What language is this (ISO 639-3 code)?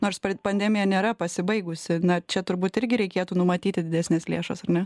lit